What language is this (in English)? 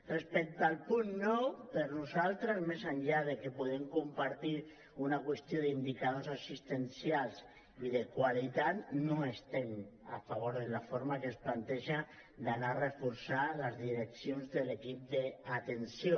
Catalan